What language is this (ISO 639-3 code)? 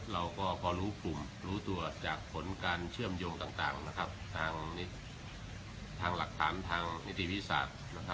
tha